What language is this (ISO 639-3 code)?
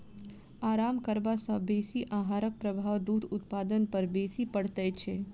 mai